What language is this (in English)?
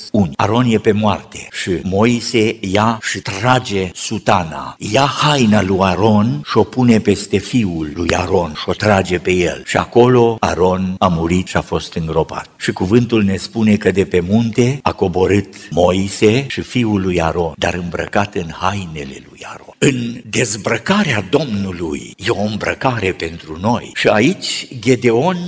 Romanian